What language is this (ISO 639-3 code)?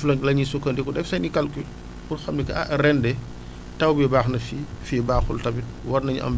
wol